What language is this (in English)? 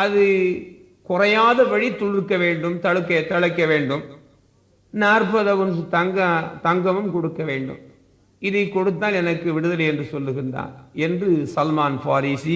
Tamil